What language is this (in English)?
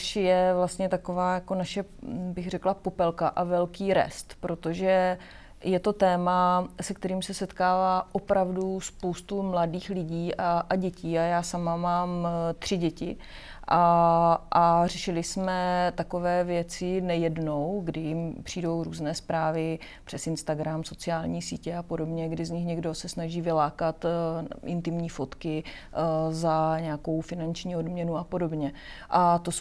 Czech